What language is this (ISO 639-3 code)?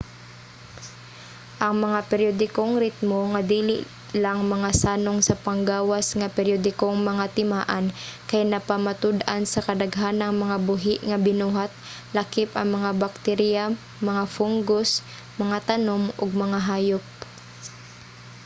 ceb